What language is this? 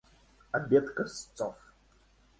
Russian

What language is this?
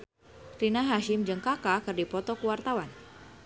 Sundanese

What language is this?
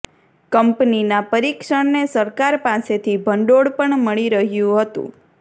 Gujarati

